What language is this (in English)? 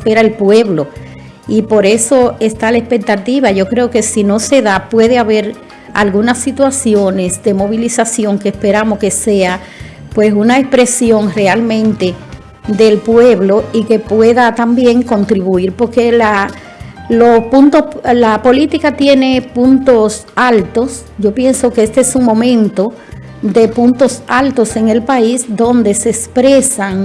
Spanish